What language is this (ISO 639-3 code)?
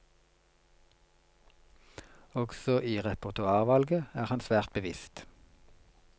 nor